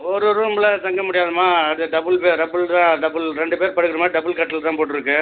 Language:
Tamil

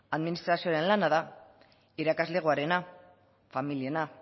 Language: Basque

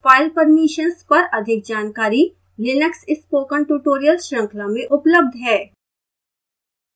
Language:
Hindi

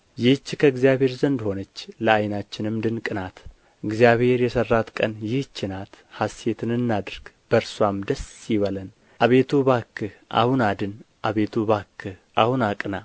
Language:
Amharic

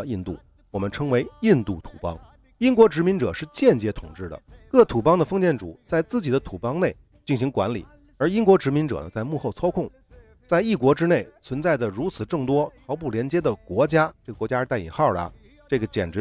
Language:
Chinese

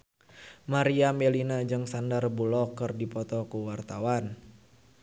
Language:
Sundanese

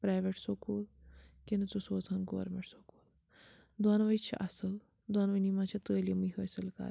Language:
Kashmiri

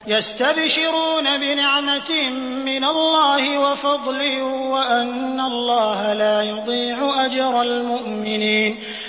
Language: Arabic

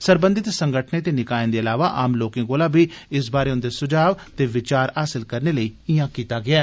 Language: Dogri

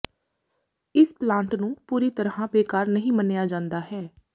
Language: Punjabi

